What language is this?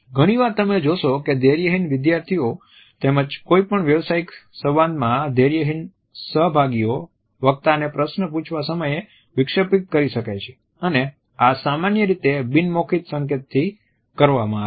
Gujarati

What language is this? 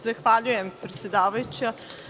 Serbian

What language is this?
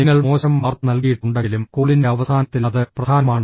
Malayalam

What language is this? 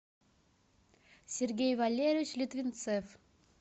Russian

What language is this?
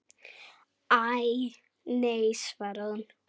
Icelandic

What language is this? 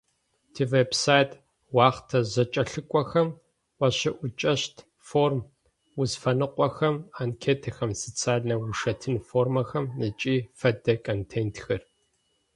Adyghe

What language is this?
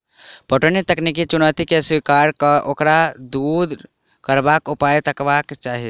Maithili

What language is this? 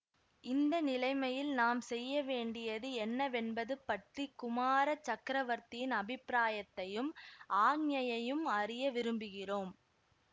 Tamil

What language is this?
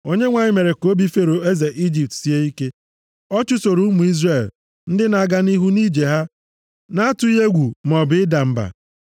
Igbo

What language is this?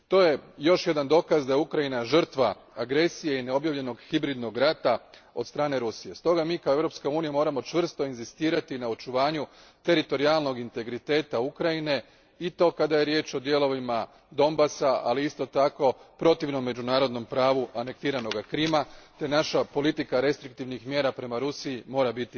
Croatian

